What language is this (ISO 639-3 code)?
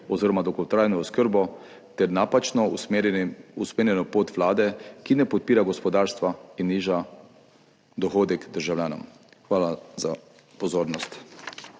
slv